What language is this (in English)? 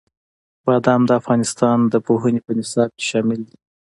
Pashto